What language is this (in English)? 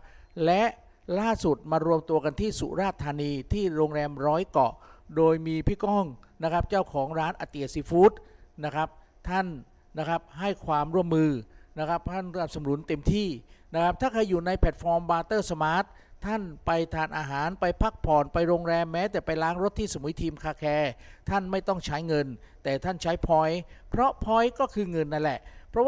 Thai